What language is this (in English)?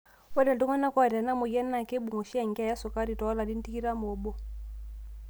Masai